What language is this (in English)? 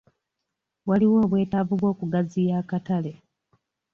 Ganda